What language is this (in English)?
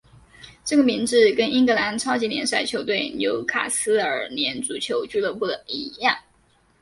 Chinese